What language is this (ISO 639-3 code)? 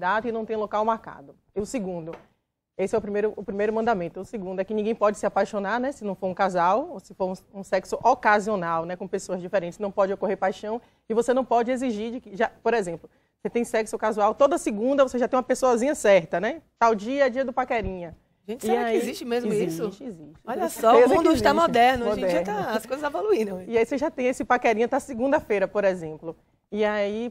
por